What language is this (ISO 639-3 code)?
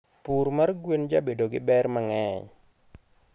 luo